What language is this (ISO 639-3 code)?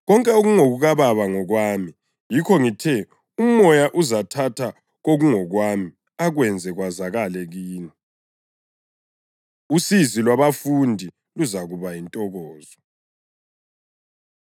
nde